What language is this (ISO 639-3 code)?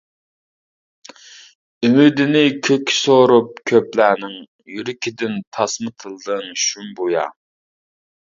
uig